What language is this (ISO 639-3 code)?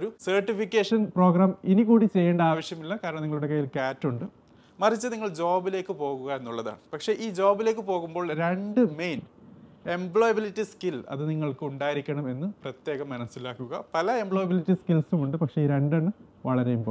mal